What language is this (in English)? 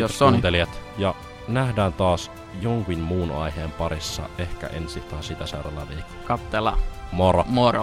Finnish